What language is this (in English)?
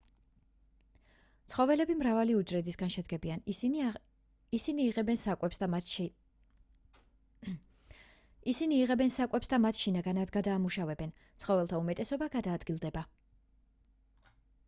Georgian